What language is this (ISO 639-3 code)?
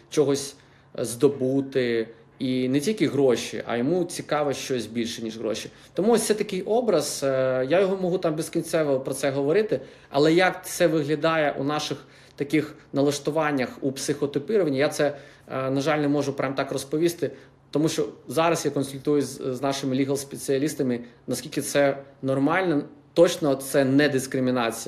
ukr